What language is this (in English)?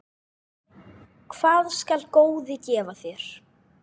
Icelandic